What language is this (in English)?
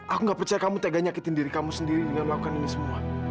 Indonesian